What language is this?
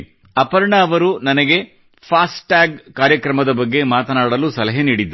Kannada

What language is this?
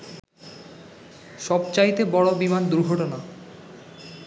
Bangla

